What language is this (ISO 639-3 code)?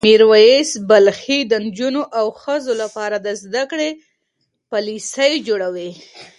pus